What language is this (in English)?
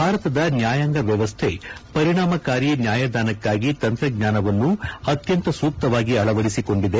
Kannada